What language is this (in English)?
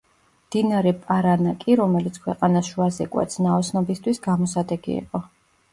Georgian